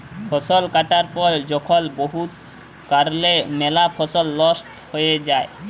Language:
Bangla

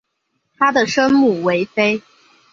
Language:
Chinese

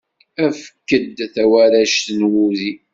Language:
Kabyle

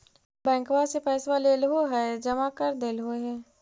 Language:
Magahi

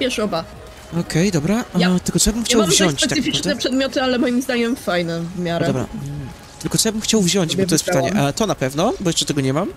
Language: Polish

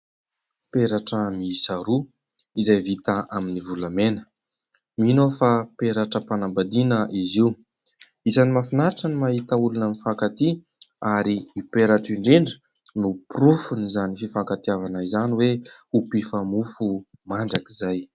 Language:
Malagasy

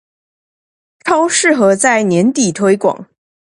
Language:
Chinese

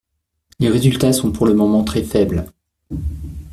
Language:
French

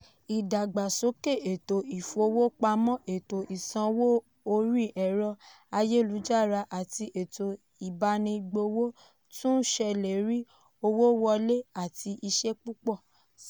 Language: Yoruba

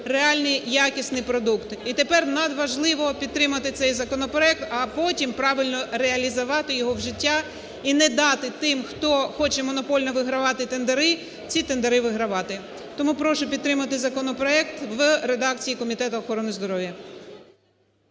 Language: Ukrainian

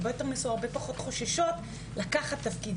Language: Hebrew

